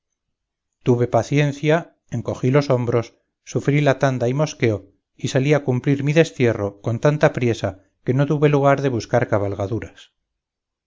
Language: Spanish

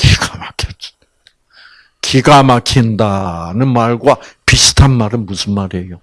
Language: Korean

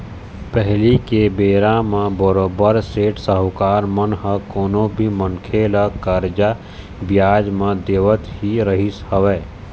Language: Chhattisgarhi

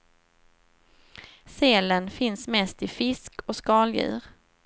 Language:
Swedish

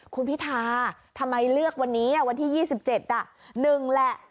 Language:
Thai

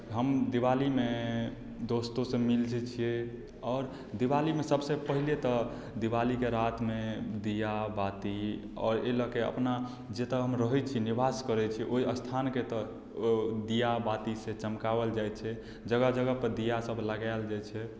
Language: Maithili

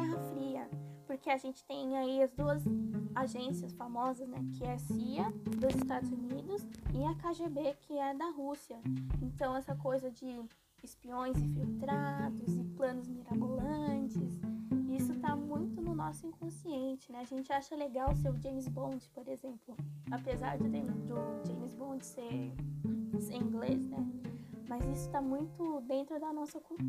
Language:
Portuguese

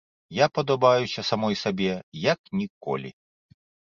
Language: Belarusian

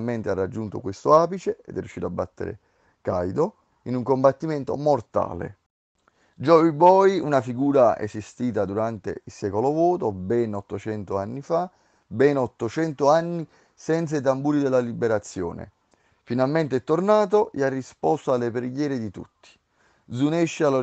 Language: Italian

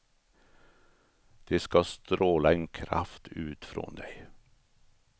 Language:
Swedish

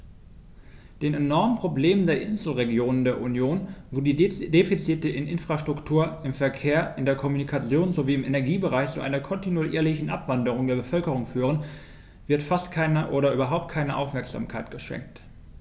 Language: German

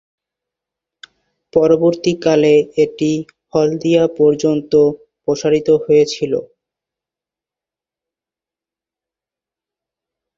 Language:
Bangla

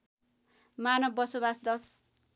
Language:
Nepali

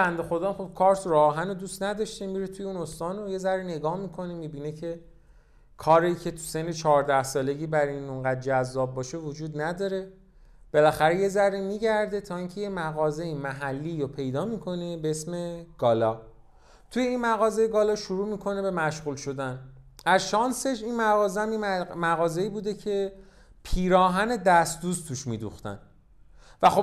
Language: Persian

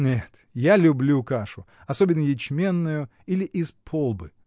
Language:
Russian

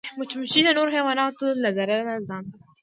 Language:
Pashto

